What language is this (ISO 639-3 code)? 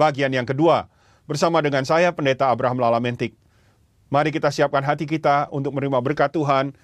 ind